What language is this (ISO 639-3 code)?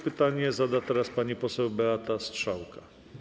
pol